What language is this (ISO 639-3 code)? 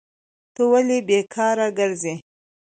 pus